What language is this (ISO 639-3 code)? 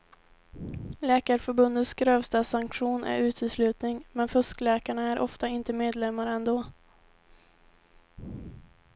swe